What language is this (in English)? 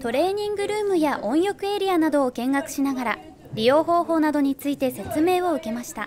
Japanese